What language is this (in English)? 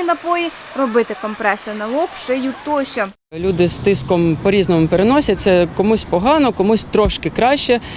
Ukrainian